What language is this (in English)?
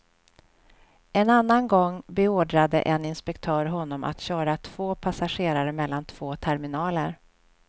Swedish